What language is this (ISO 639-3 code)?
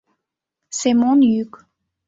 chm